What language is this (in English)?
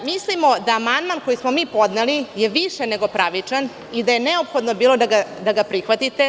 Serbian